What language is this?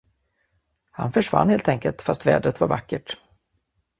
Swedish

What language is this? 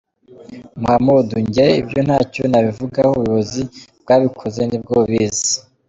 Kinyarwanda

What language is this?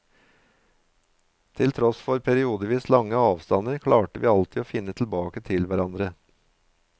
Norwegian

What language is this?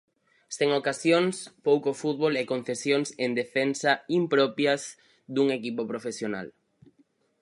Galician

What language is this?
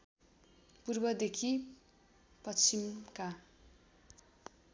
Nepali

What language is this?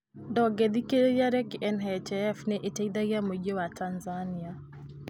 Kikuyu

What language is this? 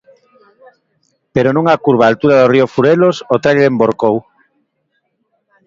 Galician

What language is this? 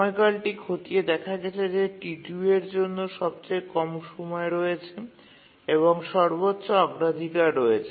Bangla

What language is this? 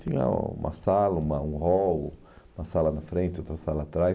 Portuguese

